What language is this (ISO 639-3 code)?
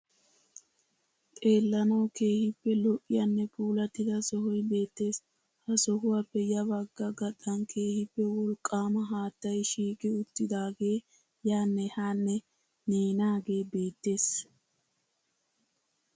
wal